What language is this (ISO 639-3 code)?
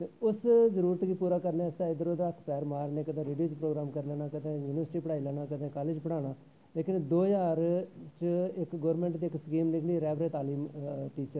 doi